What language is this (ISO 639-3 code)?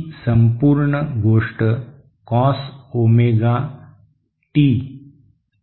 mar